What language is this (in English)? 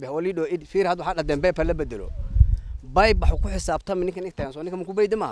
Arabic